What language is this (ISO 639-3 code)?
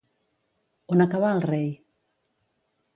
cat